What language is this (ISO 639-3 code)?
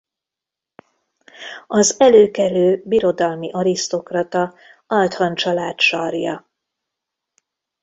hun